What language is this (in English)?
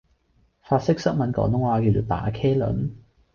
Cantonese